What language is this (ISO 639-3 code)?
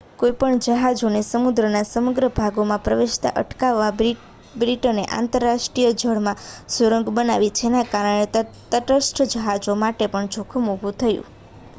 guj